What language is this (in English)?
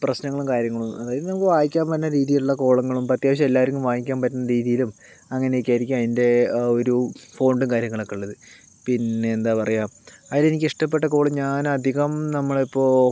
Malayalam